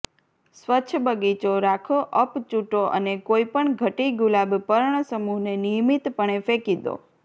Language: Gujarati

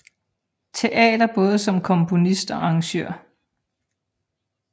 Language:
Danish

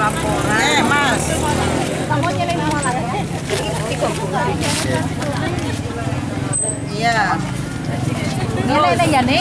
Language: Indonesian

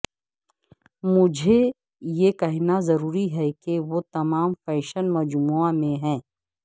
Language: Urdu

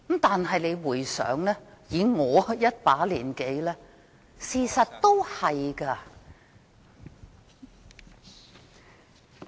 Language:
Cantonese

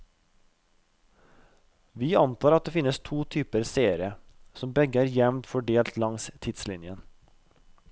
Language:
Norwegian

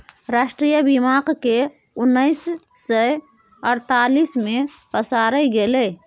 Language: Maithili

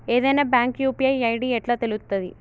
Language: Telugu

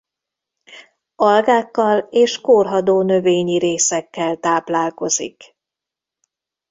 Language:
Hungarian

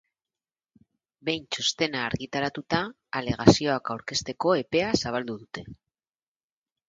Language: Basque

